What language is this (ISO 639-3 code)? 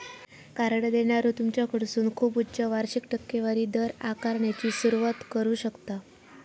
mar